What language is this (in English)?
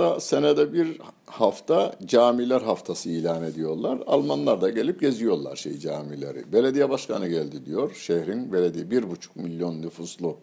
Turkish